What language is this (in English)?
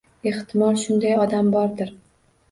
Uzbek